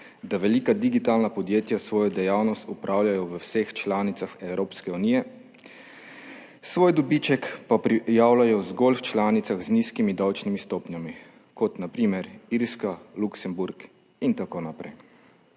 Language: Slovenian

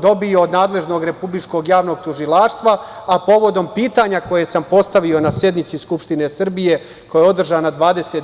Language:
Serbian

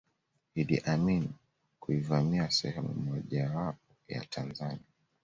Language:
Swahili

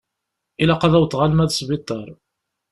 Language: Kabyle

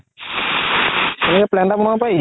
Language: Assamese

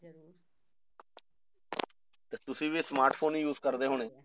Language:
Punjabi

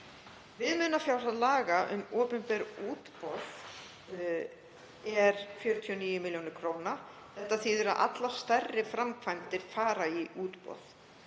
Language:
Icelandic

